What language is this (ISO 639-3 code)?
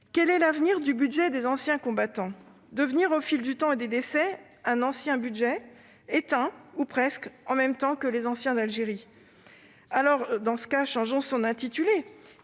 fra